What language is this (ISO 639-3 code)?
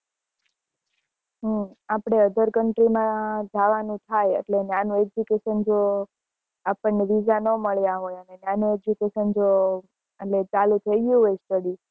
guj